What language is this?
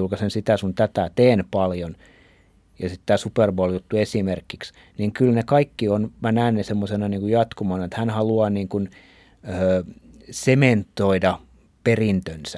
Finnish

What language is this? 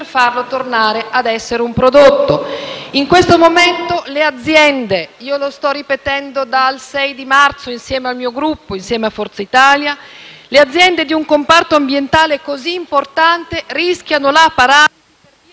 Italian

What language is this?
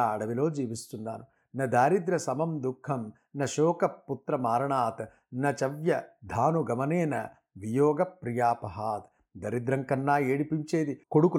Telugu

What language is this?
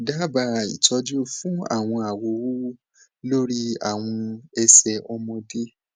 Yoruba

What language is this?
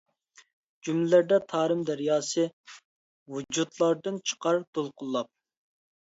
Uyghur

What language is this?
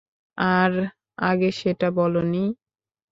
Bangla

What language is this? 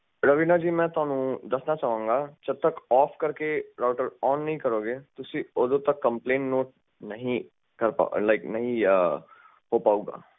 Punjabi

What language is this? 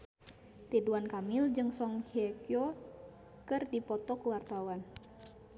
Sundanese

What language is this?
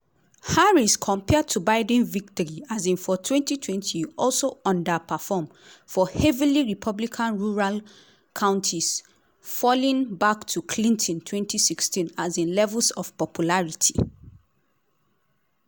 Nigerian Pidgin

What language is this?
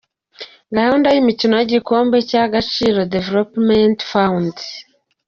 Kinyarwanda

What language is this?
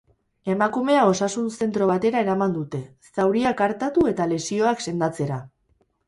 Basque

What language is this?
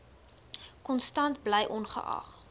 Afrikaans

